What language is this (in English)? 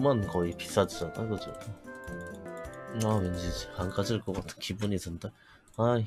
Korean